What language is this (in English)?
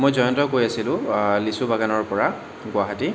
Assamese